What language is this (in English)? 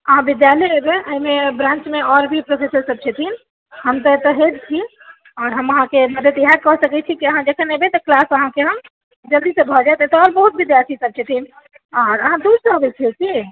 Maithili